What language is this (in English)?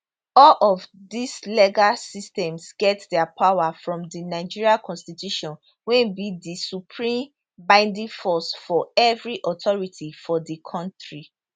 Nigerian Pidgin